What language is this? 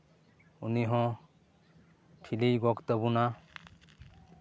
Santali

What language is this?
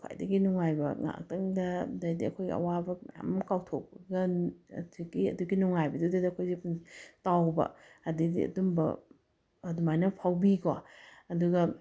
Manipuri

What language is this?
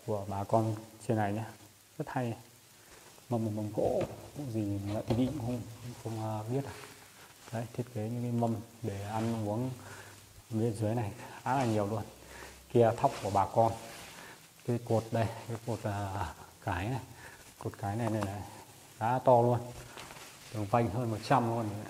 Vietnamese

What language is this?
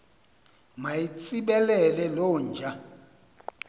Xhosa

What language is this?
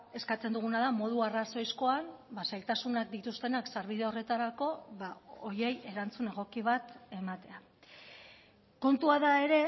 Basque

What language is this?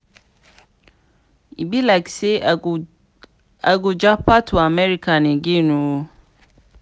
Nigerian Pidgin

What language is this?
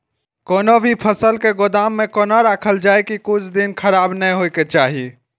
Maithili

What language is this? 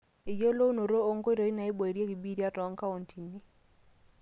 Masai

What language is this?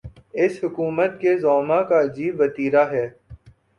Urdu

